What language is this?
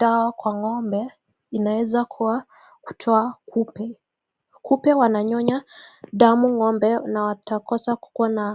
Swahili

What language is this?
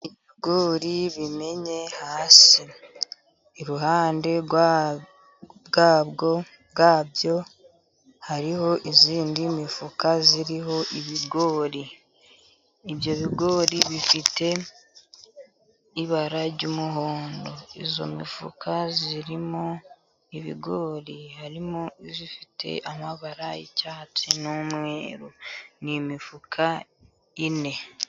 Kinyarwanda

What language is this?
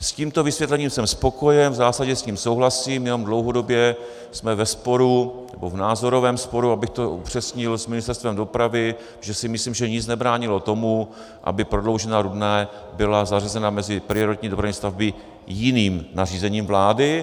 Czech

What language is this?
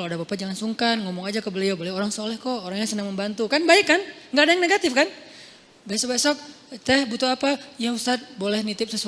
Indonesian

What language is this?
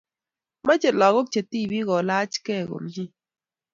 Kalenjin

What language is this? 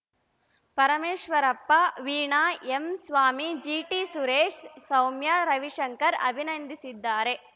Kannada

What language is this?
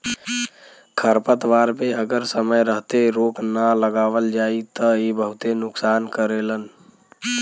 Bhojpuri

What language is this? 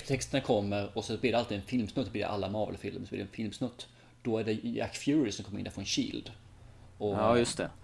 Swedish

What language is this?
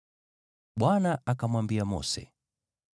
Swahili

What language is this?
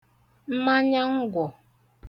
Igbo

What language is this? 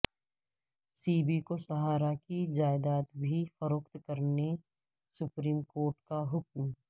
Urdu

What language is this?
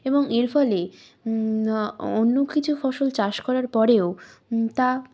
Bangla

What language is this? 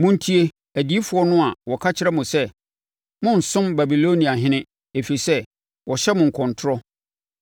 Akan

